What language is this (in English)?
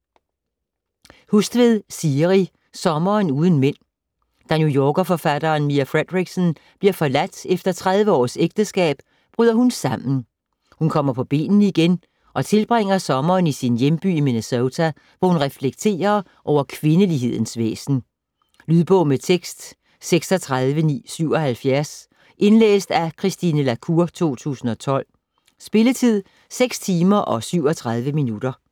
Danish